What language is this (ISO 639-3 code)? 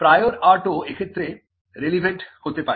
ben